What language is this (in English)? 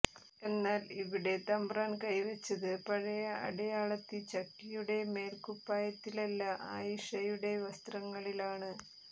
Malayalam